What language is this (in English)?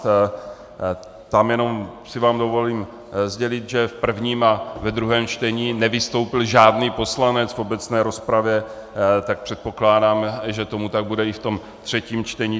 Czech